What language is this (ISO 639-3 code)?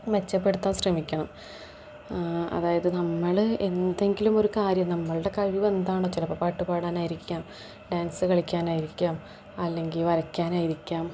mal